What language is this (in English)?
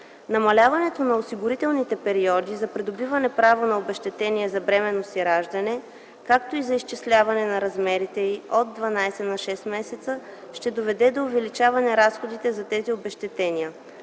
Bulgarian